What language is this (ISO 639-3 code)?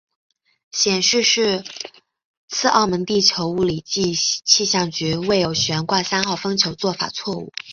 zho